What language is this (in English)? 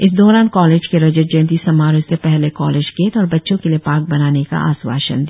Hindi